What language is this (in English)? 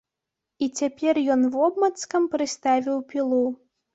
Belarusian